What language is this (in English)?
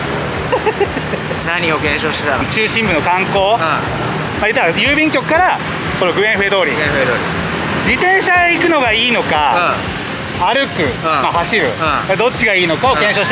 Japanese